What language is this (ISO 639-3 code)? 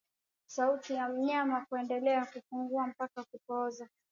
swa